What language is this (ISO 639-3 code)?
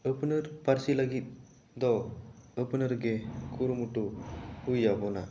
sat